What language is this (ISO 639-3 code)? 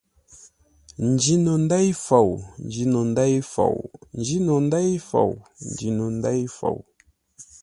nla